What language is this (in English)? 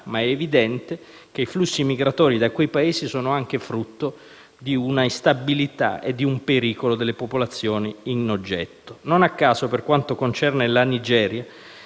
Italian